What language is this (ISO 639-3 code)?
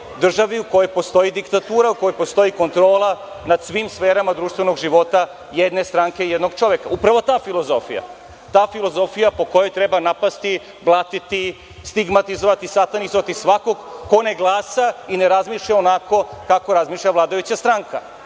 srp